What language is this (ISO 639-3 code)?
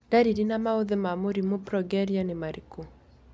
kik